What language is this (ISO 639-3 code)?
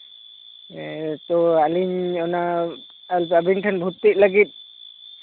sat